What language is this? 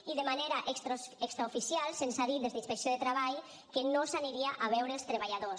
Catalan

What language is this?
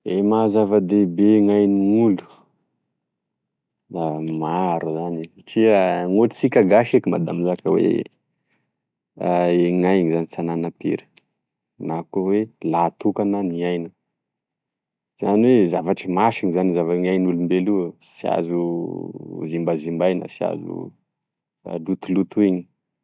Tesaka Malagasy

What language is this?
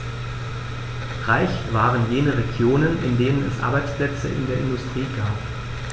German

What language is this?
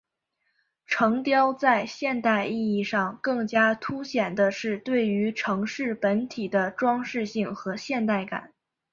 Chinese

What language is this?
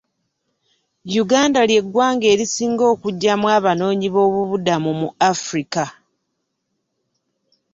Ganda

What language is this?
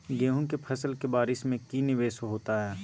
Magahi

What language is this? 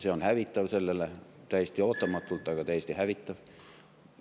Estonian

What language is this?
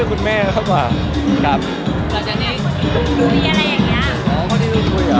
Thai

